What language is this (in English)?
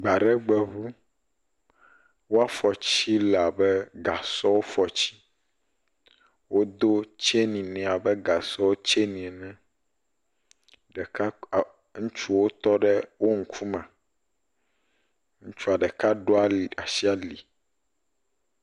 Ewe